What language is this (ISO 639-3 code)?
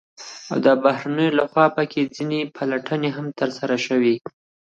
pus